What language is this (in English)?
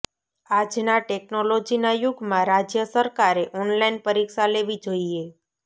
Gujarati